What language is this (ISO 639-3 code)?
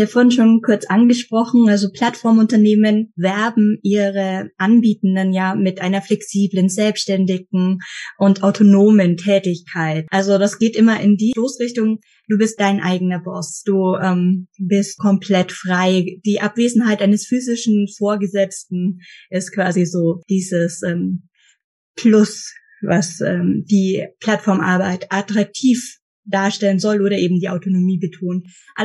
deu